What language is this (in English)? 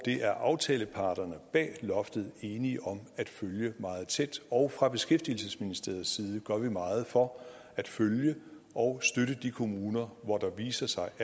Danish